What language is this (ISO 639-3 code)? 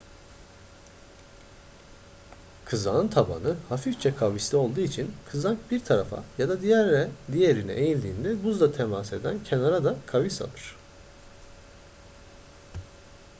tur